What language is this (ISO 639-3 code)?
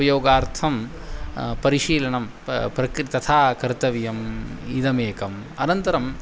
san